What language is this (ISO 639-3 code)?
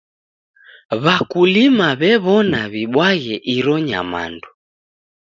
dav